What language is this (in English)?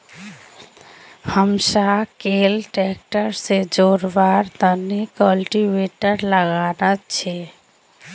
Magahi